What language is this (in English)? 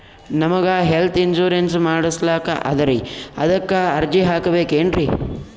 Kannada